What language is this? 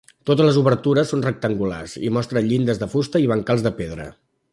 Catalan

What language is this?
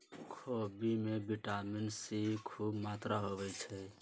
Magahi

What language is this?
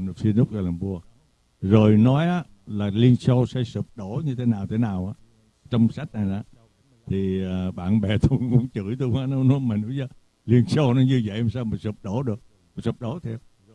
Vietnamese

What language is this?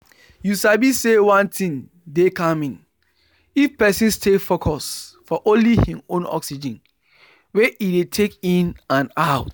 Nigerian Pidgin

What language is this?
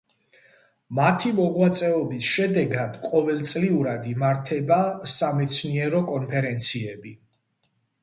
Georgian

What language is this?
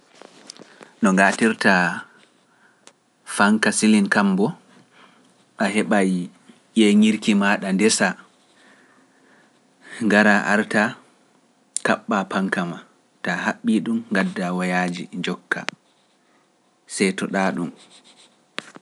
Pular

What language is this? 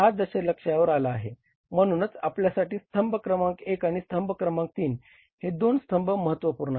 Marathi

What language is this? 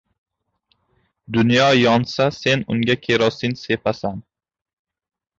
Uzbek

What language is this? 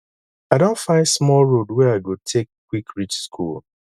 Nigerian Pidgin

